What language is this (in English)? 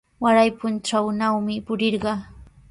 Sihuas Ancash Quechua